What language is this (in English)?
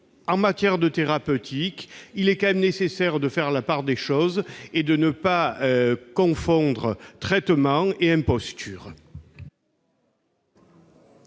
French